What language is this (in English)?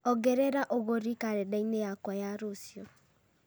Kikuyu